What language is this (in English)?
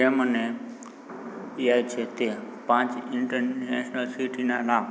Gujarati